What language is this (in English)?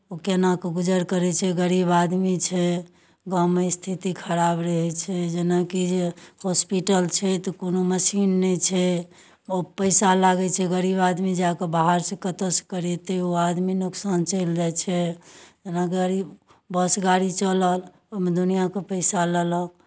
Maithili